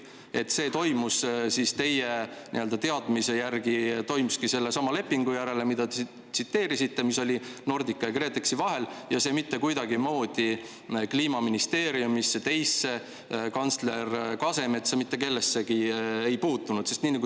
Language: Estonian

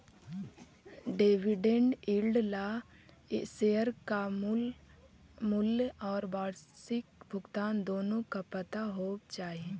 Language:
Magahi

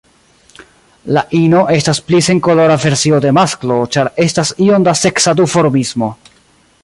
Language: Esperanto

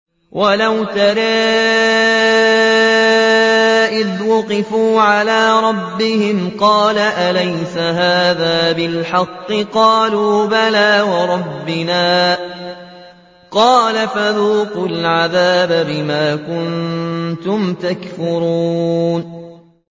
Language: Arabic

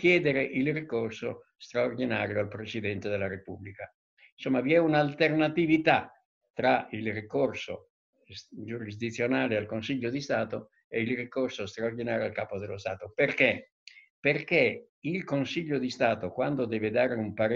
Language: Italian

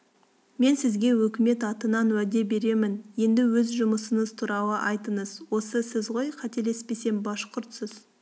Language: Kazakh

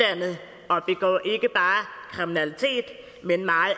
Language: Danish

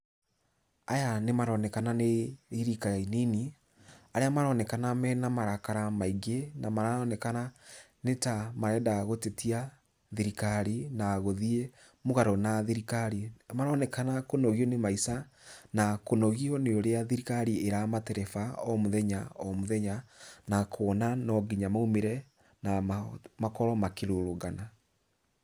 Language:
Kikuyu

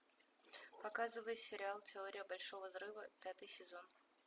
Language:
Russian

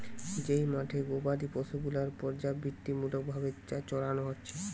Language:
Bangla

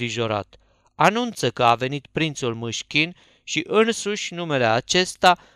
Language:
Romanian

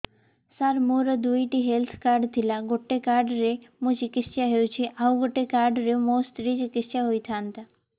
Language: Odia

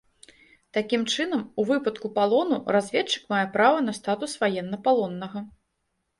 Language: Belarusian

